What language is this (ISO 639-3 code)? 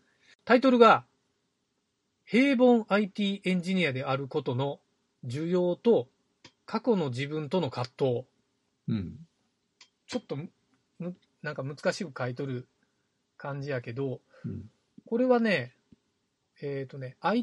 jpn